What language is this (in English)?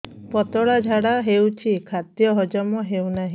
Odia